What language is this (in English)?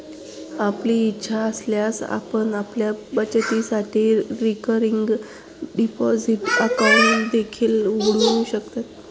Marathi